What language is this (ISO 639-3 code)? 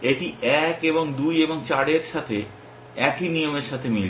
ben